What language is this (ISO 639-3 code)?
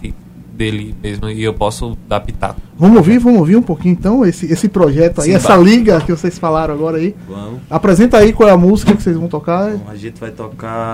por